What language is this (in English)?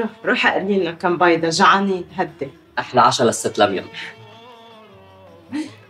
Arabic